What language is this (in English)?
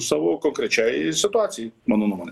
Lithuanian